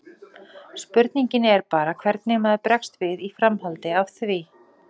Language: Icelandic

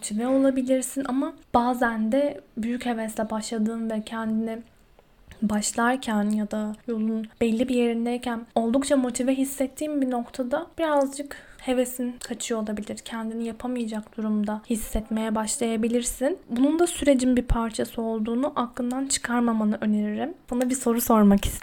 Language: Turkish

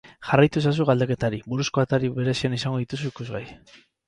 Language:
Basque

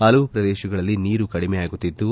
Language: Kannada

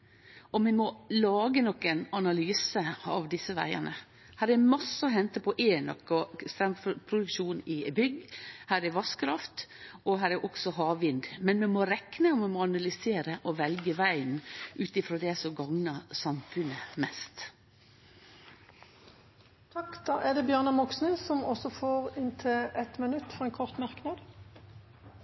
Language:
Norwegian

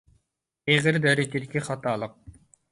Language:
Uyghur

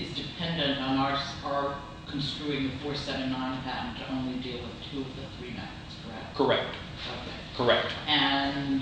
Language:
English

